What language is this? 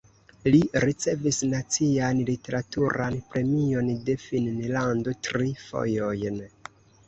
Esperanto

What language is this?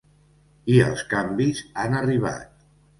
Catalan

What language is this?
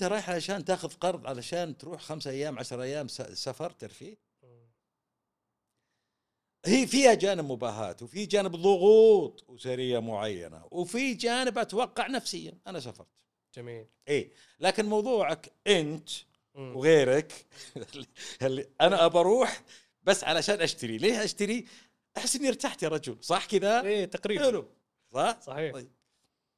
Arabic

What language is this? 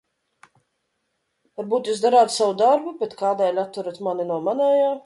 Latvian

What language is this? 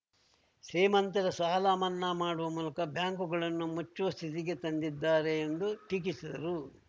Kannada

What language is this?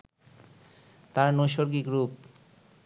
Bangla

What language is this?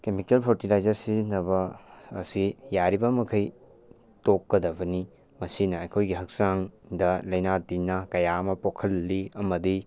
Manipuri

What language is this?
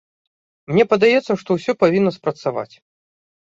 Belarusian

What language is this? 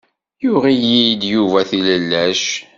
Kabyle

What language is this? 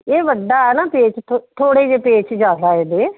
Punjabi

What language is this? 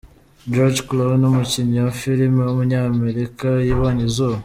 Kinyarwanda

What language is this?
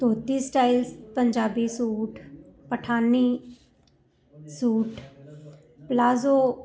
Punjabi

